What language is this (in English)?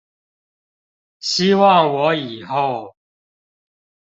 Chinese